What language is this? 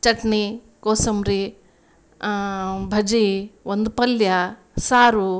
Kannada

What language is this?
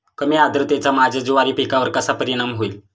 Marathi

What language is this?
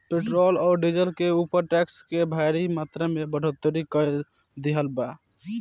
Bhojpuri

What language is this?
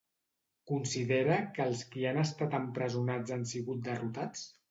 Catalan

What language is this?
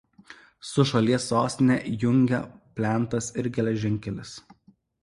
Lithuanian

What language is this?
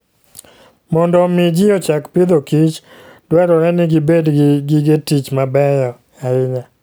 Luo (Kenya and Tanzania)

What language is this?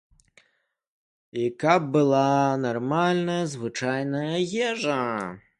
Belarusian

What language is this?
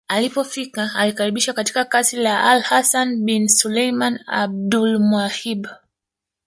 Swahili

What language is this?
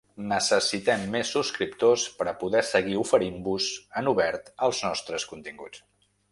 Catalan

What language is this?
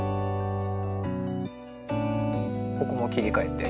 Japanese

